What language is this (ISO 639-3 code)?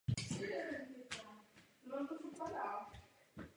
ces